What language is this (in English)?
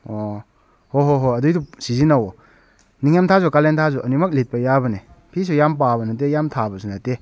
Manipuri